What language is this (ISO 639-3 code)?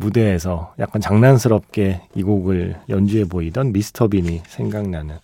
kor